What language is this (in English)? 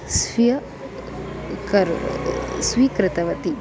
Sanskrit